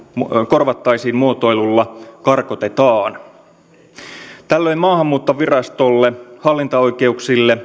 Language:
Finnish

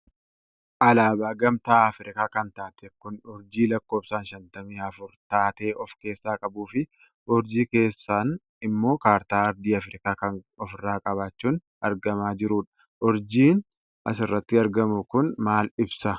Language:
Oromo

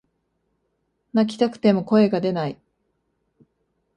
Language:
Japanese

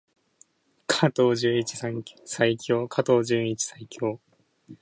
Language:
Japanese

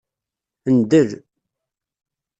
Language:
Kabyle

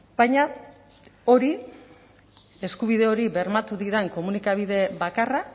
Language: Basque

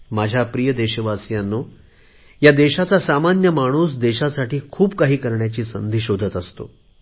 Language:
Marathi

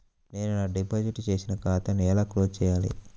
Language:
Telugu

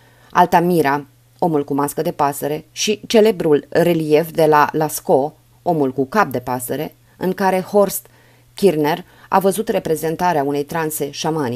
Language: Romanian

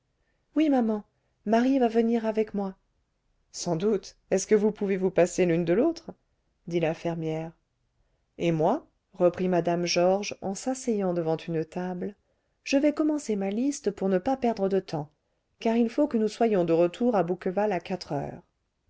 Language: French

